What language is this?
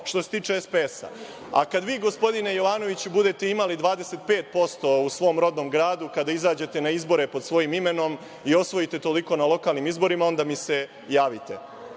Serbian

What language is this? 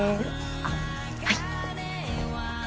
Japanese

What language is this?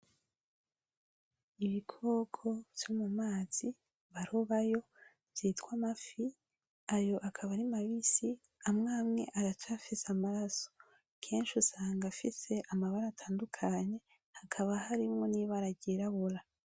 Rundi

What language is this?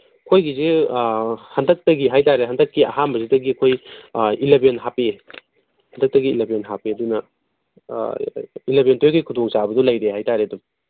Manipuri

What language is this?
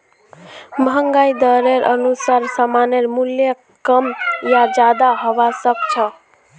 Magahi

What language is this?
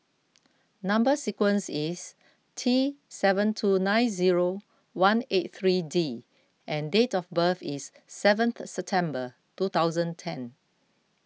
English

